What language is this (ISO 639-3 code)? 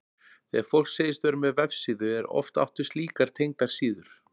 isl